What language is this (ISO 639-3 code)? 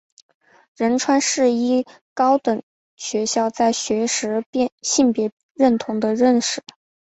zho